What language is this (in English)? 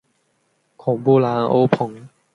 Chinese